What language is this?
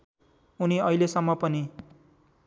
Nepali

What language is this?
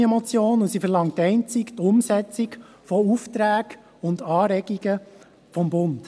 Swiss German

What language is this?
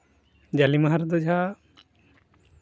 Santali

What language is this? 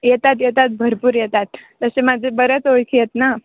Marathi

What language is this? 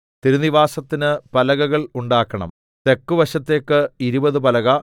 Malayalam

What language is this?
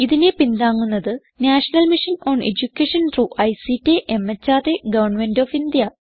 Malayalam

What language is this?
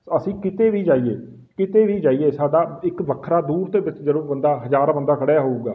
Punjabi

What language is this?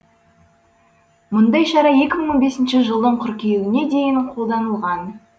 Kazakh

